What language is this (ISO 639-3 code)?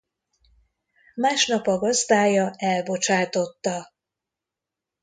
hun